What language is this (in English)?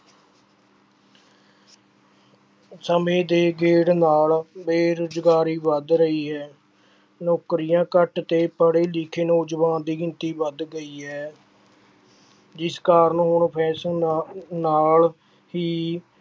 Punjabi